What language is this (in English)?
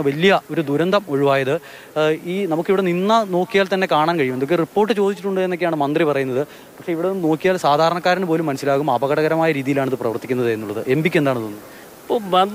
Malayalam